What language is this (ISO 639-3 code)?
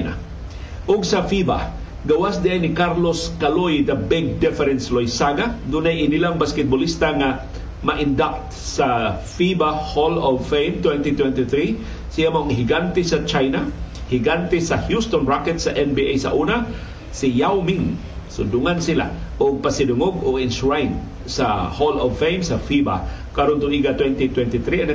fil